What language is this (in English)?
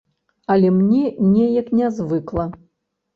Belarusian